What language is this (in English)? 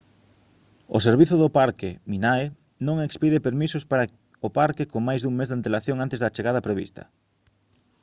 Galician